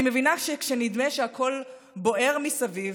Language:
Hebrew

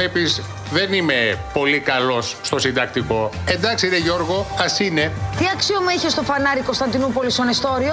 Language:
Greek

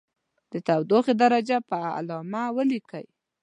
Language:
Pashto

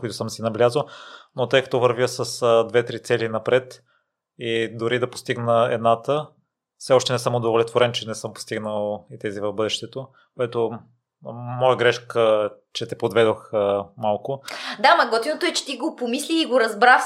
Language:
Bulgarian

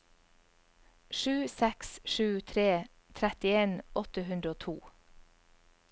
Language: Norwegian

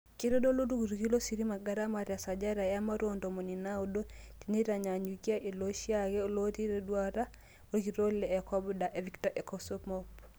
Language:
Masai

